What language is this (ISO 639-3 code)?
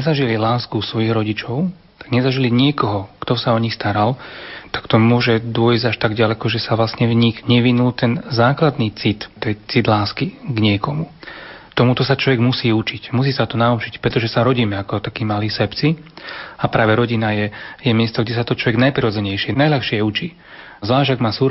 slk